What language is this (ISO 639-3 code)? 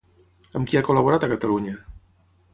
cat